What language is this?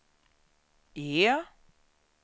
Swedish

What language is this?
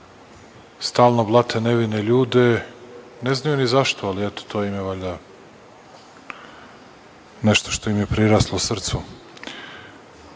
Serbian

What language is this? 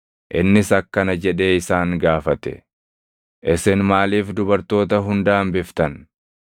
Oromo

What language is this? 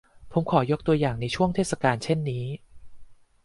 Thai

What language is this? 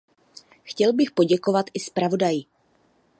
Czech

